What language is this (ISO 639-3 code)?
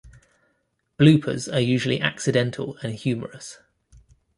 eng